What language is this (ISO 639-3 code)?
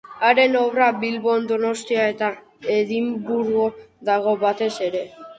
eus